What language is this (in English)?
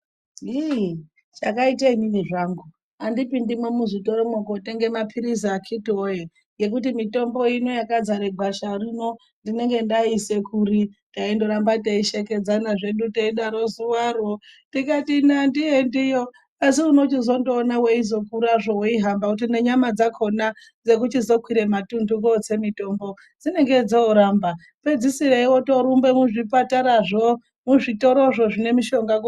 Ndau